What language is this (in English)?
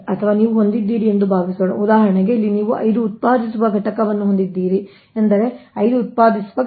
Kannada